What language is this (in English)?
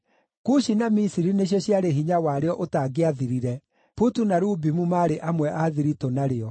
Kikuyu